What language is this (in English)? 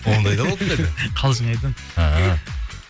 Kazakh